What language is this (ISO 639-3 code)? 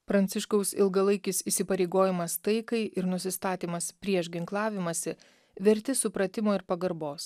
lit